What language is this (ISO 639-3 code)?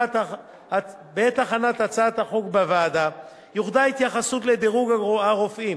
heb